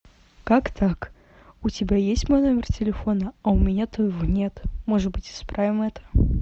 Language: Russian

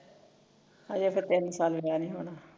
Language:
Punjabi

